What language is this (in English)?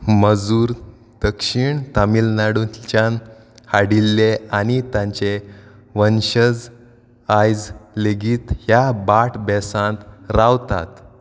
Konkani